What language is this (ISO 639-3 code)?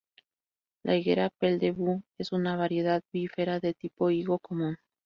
spa